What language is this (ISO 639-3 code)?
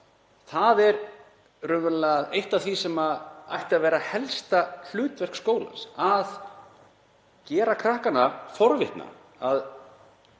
isl